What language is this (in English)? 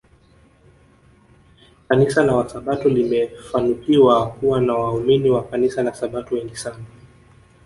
Swahili